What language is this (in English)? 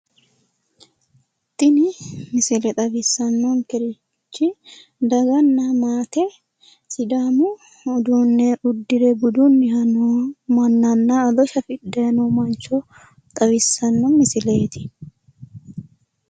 Sidamo